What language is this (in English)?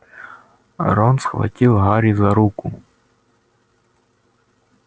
Russian